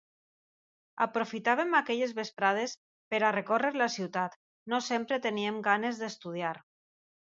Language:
Catalan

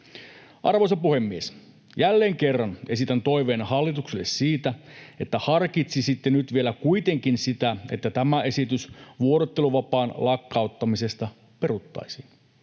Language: Finnish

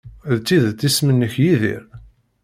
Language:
Kabyle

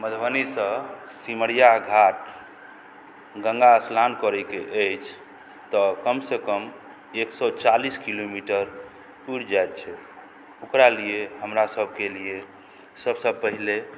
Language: Maithili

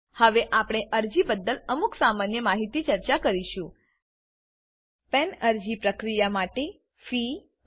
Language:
Gujarati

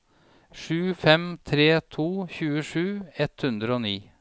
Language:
Norwegian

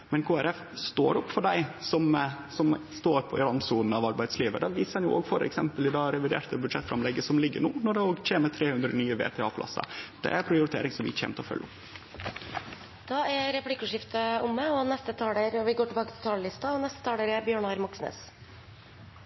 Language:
Norwegian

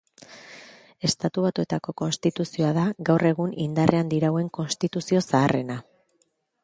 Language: Basque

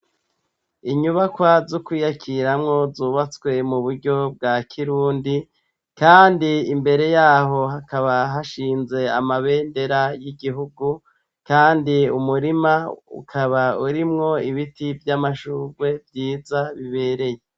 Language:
Rundi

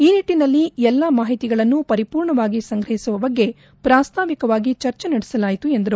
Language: Kannada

